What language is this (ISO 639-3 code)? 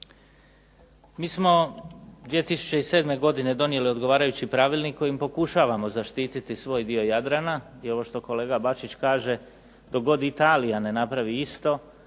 hrv